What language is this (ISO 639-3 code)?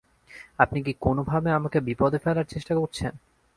ben